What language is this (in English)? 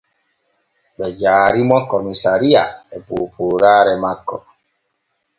Borgu Fulfulde